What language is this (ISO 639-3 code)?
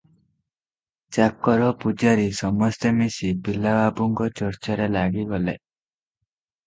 ori